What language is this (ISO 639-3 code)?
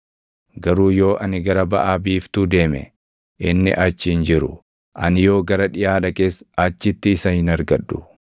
orm